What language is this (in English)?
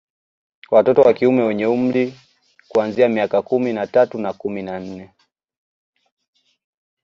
Swahili